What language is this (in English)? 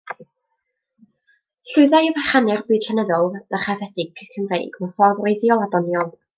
Welsh